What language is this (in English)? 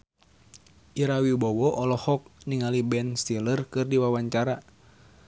Sundanese